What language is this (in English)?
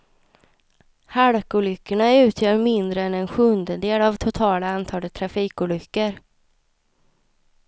Swedish